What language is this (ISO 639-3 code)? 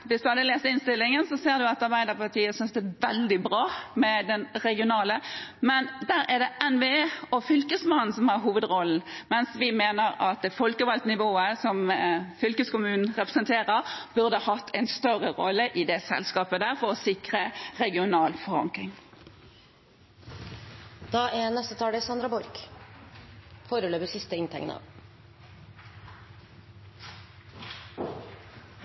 nob